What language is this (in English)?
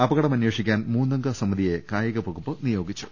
Malayalam